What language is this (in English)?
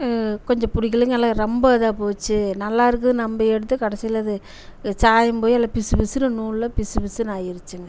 Tamil